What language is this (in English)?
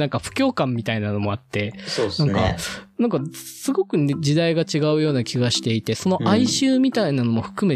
Japanese